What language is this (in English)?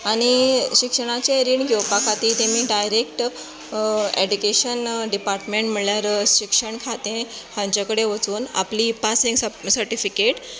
Konkani